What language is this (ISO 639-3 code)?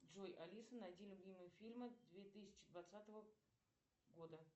rus